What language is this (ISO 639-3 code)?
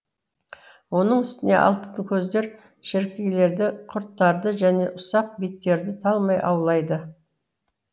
kaz